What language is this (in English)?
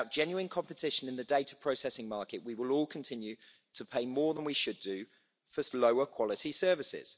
English